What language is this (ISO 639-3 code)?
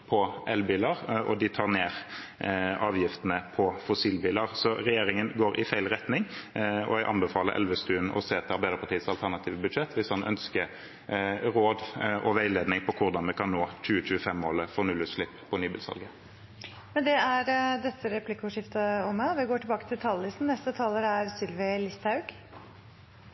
nor